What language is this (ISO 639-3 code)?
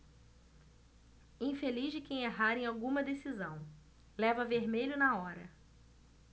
por